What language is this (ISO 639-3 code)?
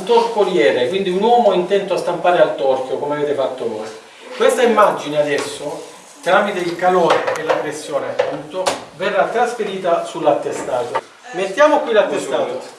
ita